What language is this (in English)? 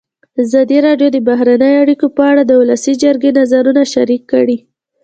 Pashto